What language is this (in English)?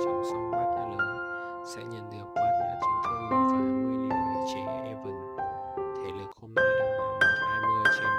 Vietnamese